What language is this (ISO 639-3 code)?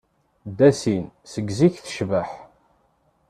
kab